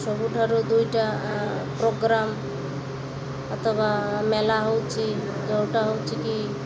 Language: Odia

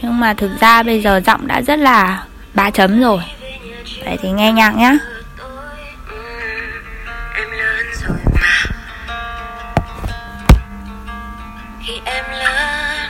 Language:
Vietnamese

